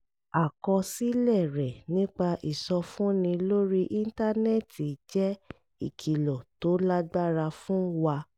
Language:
Yoruba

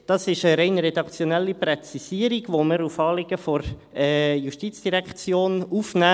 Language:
Swiss German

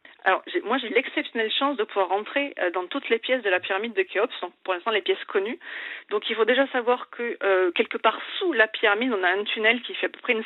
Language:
French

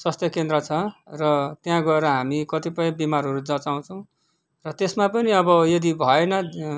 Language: Nepali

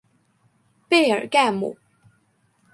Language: Chinese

